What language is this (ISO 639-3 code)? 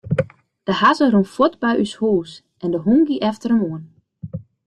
fry